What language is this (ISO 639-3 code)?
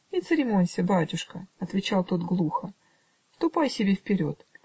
rus